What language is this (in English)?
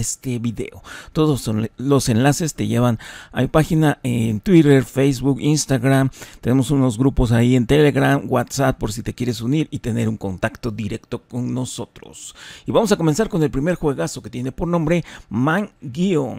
Spanish